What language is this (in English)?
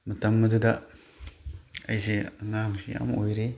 Manipuri